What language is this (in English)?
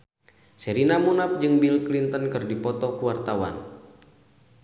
Sundanese